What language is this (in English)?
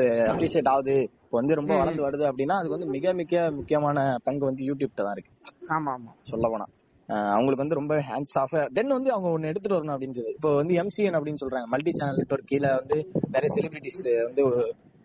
Tamil